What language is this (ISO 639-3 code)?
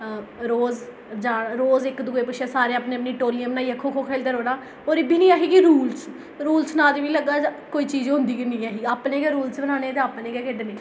doi